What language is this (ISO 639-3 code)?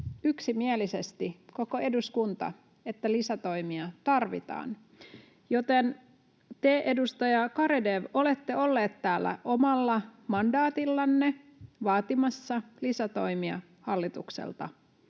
fin